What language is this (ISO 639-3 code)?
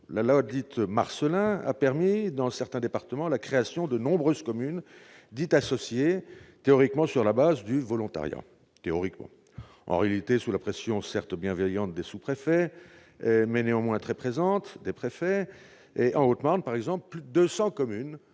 fra